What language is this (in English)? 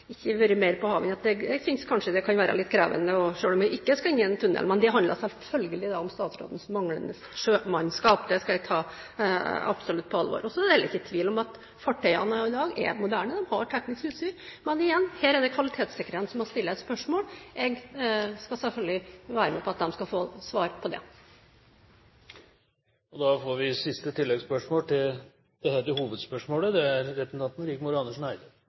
Norwegian